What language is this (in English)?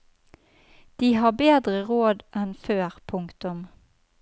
Norwegian